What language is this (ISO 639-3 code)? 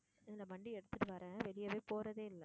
tam